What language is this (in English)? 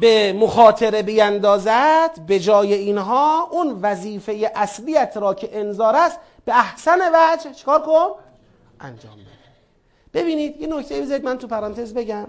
Persian